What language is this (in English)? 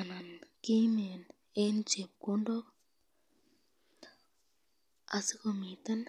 Kalenjin